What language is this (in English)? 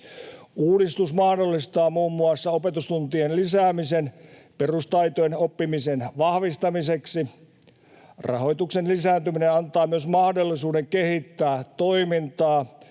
Finnish